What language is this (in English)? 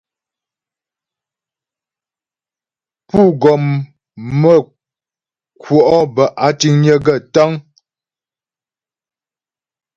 Ghomala